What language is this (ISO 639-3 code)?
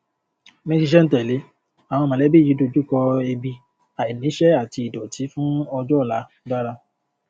yor